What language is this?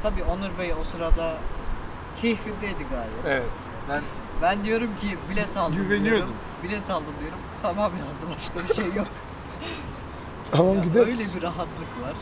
Turkish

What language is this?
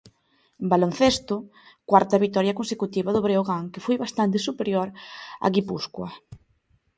Galician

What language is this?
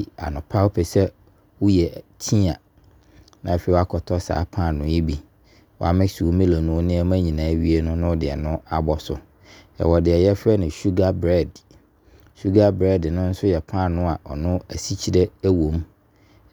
Abron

